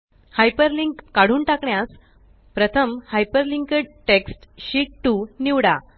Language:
Marathi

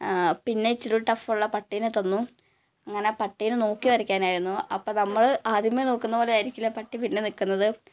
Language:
Malayalam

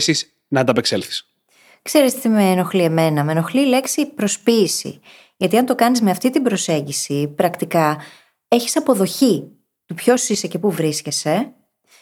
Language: Greek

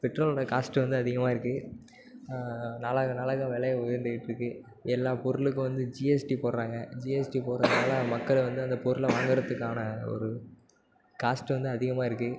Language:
Tamil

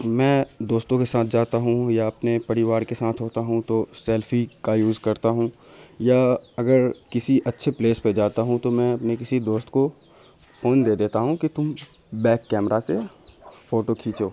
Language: Urdu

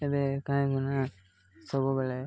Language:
Odia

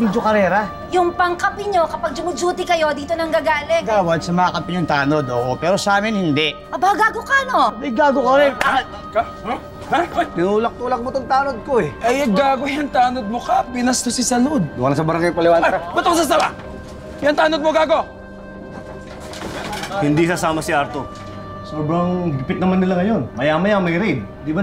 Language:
Filipino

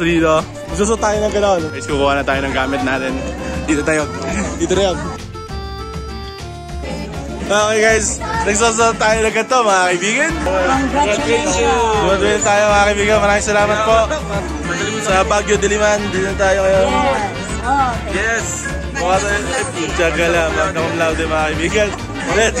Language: Filipino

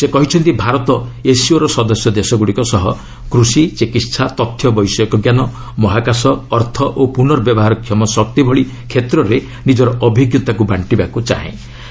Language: Odia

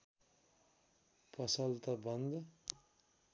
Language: Nepali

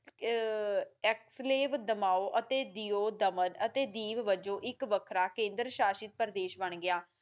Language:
Punjabi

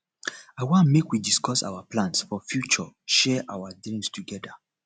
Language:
Nigerian Pidgin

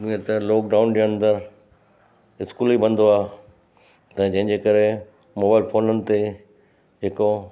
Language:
Sindhi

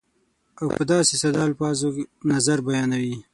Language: Pashto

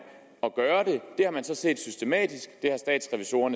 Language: Danish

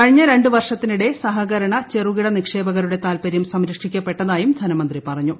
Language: Malayalam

